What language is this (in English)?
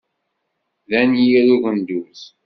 Kabyle